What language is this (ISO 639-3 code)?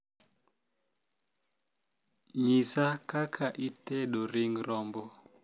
luo